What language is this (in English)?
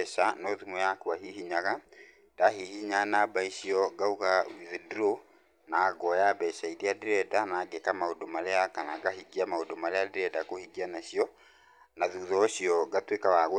Kikuyu